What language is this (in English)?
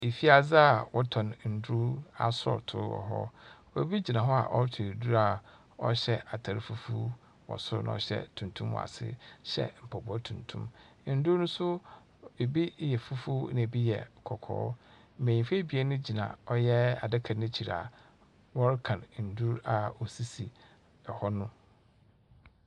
Akan